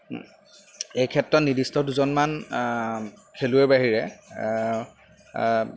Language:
Assamese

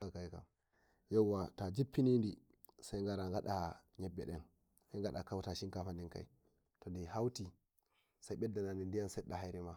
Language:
Nigerian Fulfulde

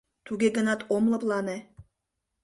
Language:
Mari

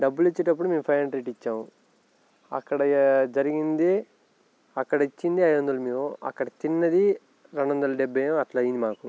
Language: Telugu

